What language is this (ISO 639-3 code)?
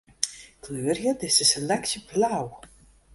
fry